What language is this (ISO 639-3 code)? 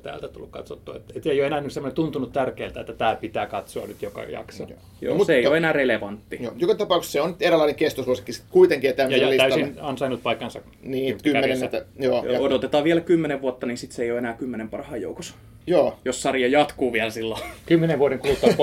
fin